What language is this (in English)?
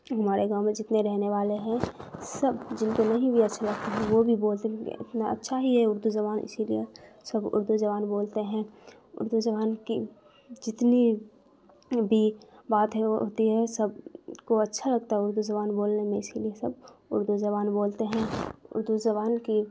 Urdu